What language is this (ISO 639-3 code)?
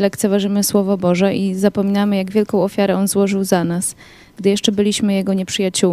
pol